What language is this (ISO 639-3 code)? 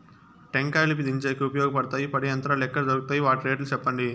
tel